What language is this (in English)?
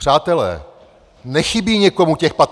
Czech